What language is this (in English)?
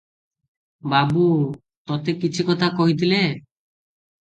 Odia